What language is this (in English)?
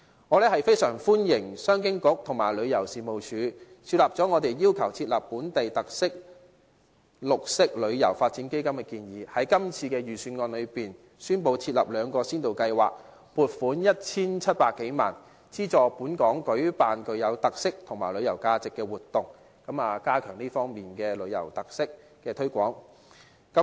Cantonese